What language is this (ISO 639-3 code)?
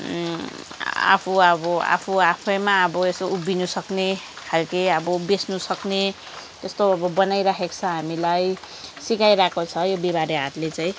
nep